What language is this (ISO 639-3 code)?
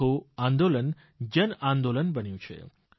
guj